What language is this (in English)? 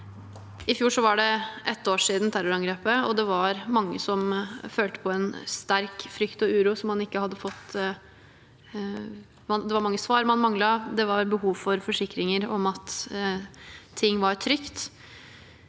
Norwegian